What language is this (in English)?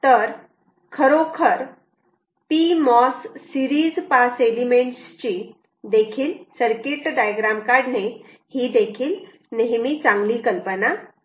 Marathi